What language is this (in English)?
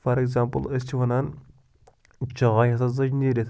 Kashmiri